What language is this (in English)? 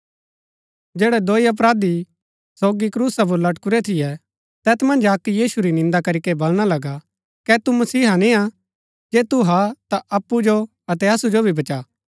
Gaddi